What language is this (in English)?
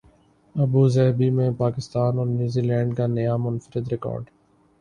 Urdu